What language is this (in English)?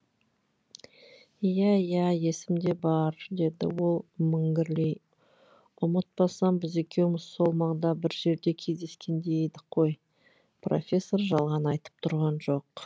Kazakh